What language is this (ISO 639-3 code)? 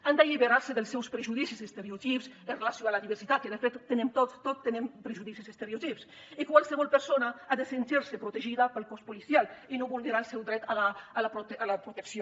cat